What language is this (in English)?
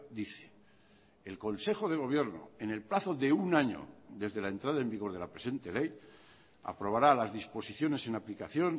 Spanish